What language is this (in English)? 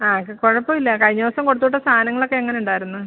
Malayalam